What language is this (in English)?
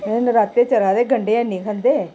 Dogri